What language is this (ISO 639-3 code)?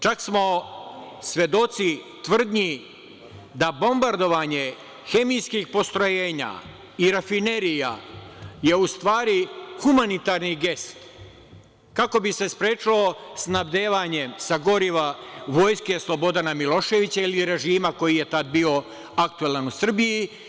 srp